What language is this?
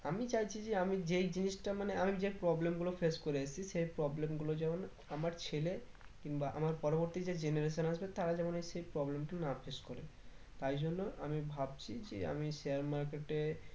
Bangla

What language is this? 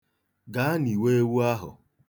Igbo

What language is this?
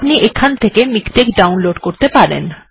Bangla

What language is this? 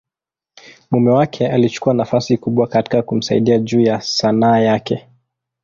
Swahili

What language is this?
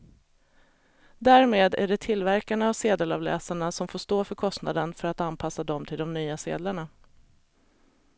Swedish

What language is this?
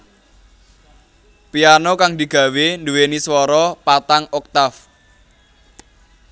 Javanese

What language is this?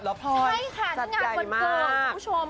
Thai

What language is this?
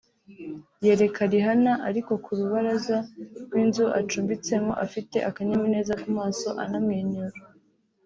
Kinyarwanda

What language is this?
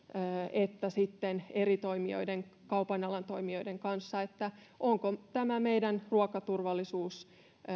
Finnish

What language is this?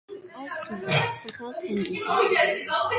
Georgian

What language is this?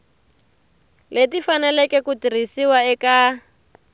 Tsonga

